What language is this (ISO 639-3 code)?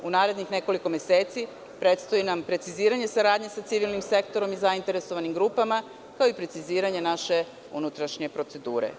srp